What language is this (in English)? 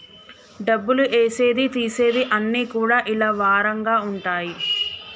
Telugu